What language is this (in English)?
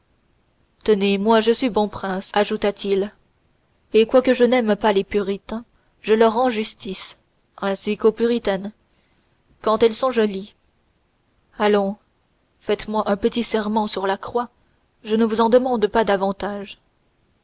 French